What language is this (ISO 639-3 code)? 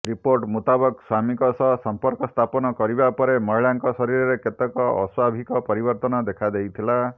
ori